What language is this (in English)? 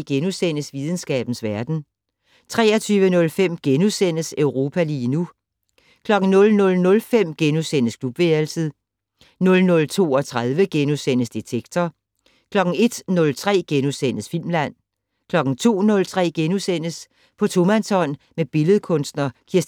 Danish